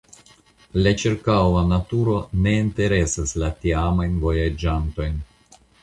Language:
Esperanto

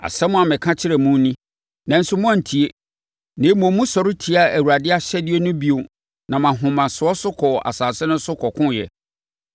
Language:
Akan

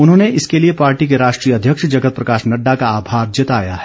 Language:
Hindi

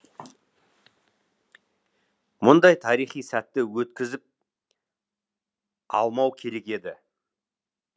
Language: Kazakh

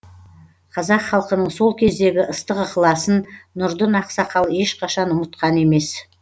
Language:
Kazakh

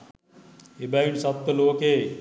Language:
Sinhala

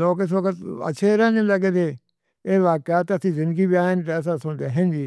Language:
Northern Hindko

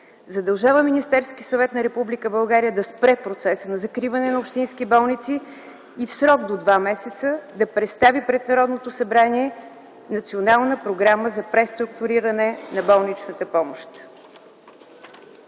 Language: Bulgarian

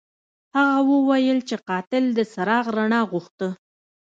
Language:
Pashto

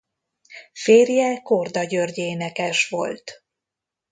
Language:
Hungarian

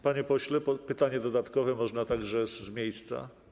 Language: Polish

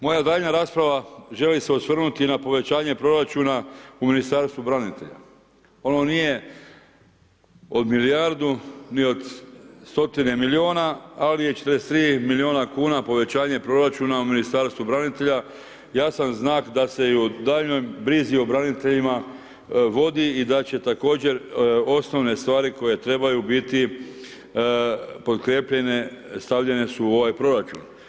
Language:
Croatian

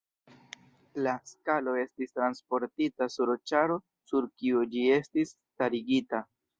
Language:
Esperanto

